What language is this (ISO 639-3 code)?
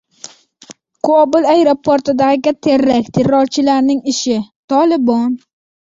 uzb